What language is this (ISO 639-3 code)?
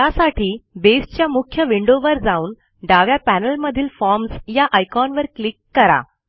mar